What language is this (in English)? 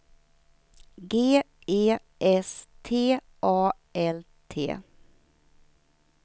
Swedish